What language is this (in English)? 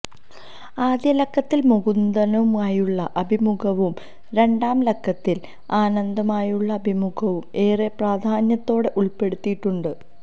Malayalam